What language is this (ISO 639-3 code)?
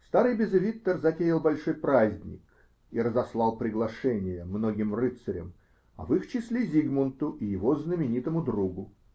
rus